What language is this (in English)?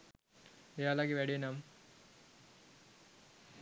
Sinhala